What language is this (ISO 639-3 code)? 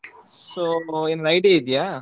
kan